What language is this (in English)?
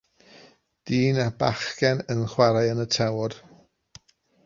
Welsh